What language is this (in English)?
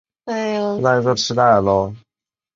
Chinese